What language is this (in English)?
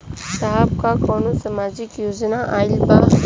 Bhojpuri